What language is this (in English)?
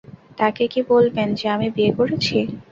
Bangla